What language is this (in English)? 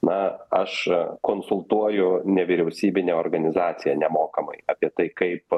Lithuanian